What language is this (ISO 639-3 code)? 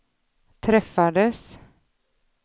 swe